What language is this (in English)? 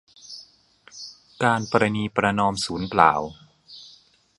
Thai